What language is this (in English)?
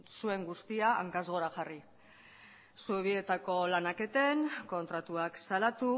Basque